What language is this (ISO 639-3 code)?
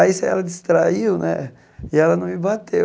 por